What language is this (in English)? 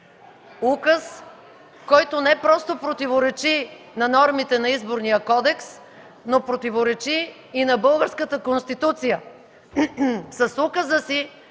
Bulgarian